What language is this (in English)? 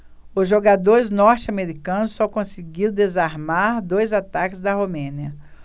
Portuguese